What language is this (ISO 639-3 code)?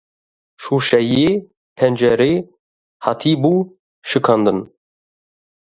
kur